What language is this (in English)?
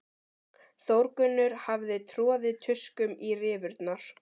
Icelandic